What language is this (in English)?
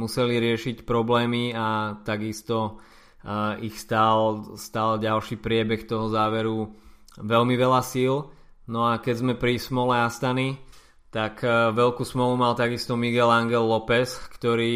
Slovak